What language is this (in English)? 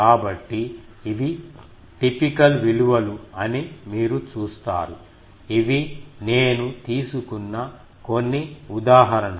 Telugu